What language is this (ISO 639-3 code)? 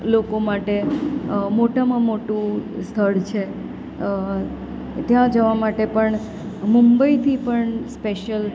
guj